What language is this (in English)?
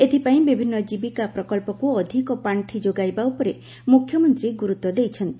Odia